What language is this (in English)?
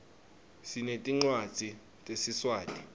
Swati